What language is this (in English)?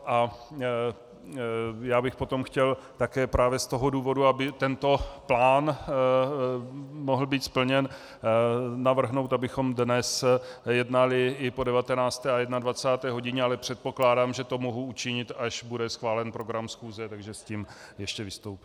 Czech